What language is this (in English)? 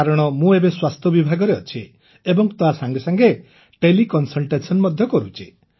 Odia